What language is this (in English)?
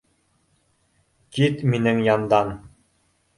Bashkir